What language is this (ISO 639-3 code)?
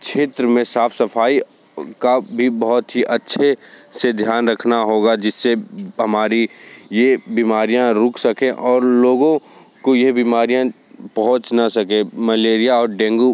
hin